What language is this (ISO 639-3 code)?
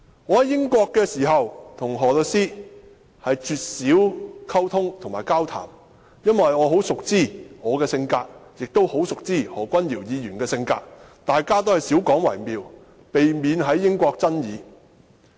yue